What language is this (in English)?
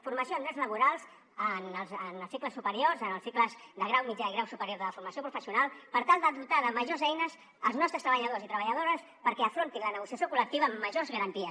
Catalan